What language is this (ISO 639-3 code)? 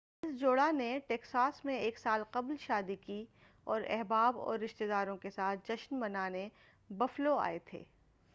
urd